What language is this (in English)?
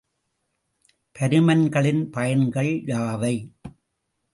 Tamil